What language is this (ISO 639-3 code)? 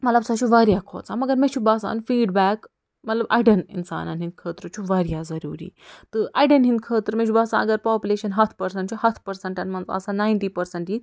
kas